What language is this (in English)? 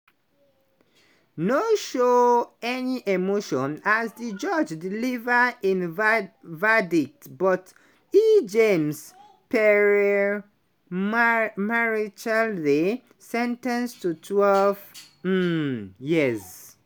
Nigerian Pidgin